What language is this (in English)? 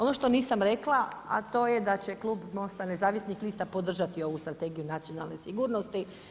Croatian